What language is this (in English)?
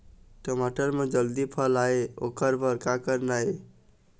Chhattisgarhi